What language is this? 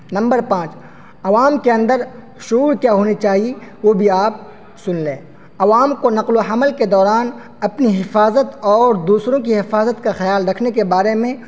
Urdu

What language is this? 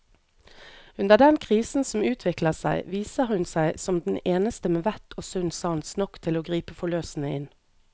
Norwegian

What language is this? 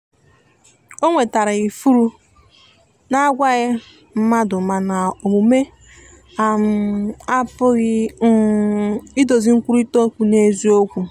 Igbo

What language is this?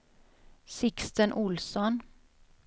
Swedish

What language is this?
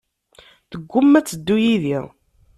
Kabyle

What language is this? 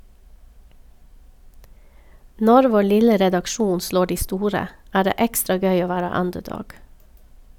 Norwegian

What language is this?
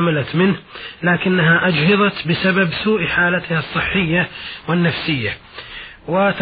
Arabic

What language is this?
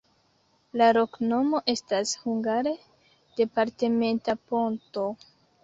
Esperanto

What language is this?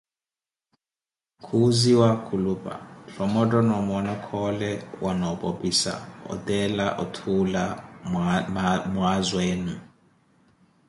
Koti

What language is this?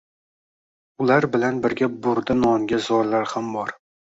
Uzbek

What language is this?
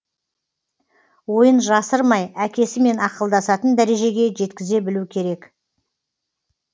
Kazakh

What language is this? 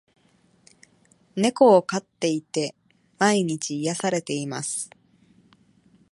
Japanese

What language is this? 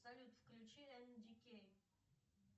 Russian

